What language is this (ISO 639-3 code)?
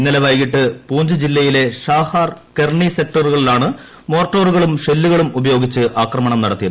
mal